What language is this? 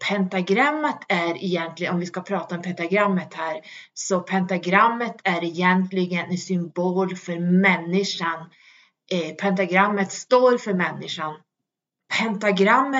Swedish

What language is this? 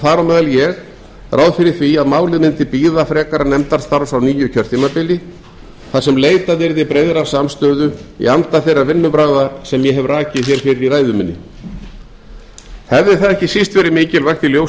Icelandic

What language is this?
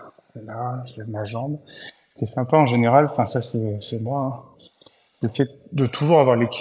French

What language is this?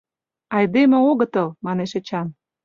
Mari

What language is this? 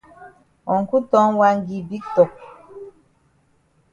Cameroon Pidgin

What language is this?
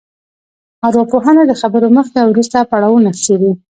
Pashto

